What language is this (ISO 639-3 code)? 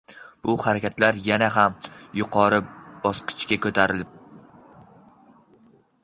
uzb